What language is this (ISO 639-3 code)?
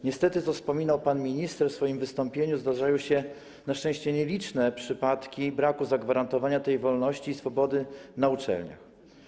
pol